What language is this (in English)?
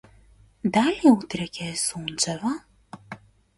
Macedonian